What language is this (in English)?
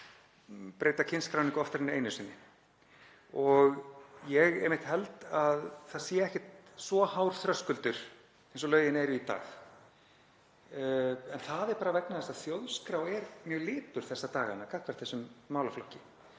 Icelandic